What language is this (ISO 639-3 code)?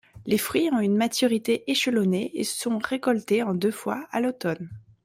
fra